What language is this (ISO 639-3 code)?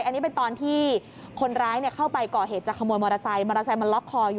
tha